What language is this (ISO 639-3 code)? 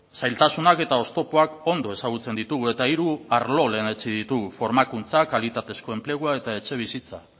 eus